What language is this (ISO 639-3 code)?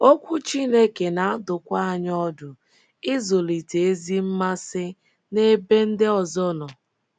ibo